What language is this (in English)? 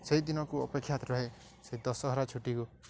Odia